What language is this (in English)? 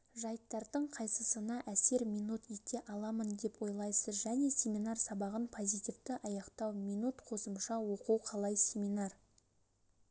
Kazakh